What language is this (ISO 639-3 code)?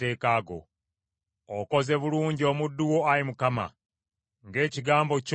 lug